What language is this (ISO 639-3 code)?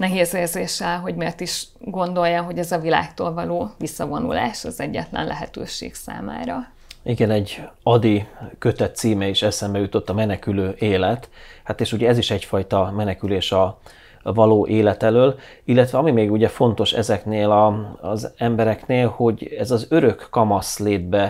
hun